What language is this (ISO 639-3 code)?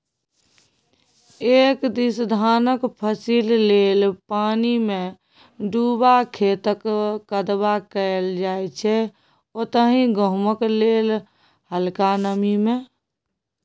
mai